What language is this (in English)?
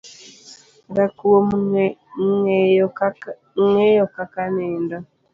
Luo (Kenya and Tanzania)